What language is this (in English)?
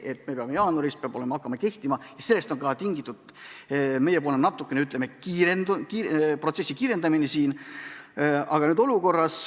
Estonian